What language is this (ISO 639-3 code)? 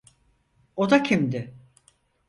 tur